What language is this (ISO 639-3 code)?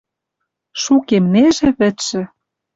mrj